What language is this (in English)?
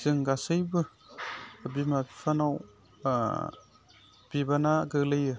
Bodo